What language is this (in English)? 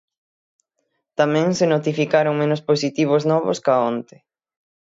Galician